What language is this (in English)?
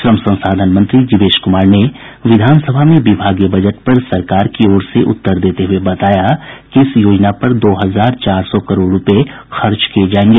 Hindi